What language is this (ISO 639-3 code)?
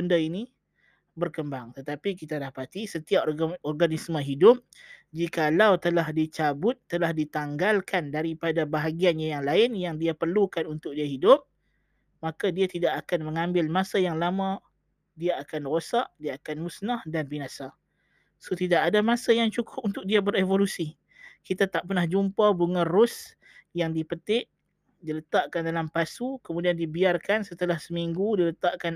msa